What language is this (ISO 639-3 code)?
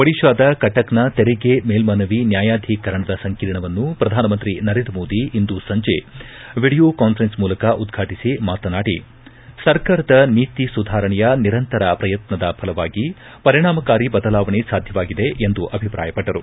kan